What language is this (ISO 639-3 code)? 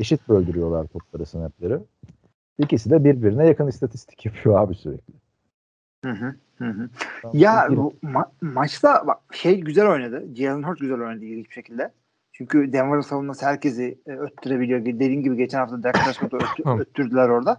tur